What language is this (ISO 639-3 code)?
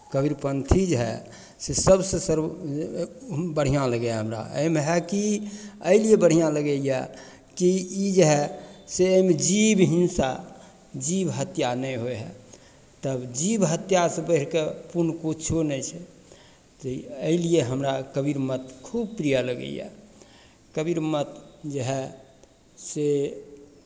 mai